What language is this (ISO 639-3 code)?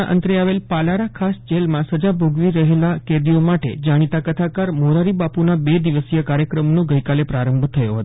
guj